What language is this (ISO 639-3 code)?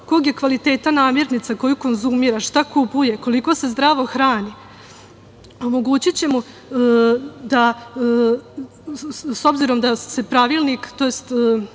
srp